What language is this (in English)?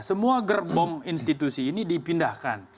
Indonesian